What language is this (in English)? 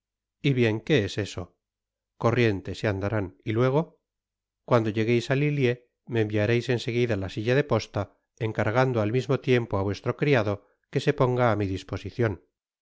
Spanish